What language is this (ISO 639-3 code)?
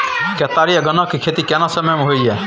mai